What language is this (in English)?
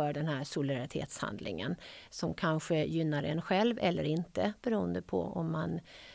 Swedish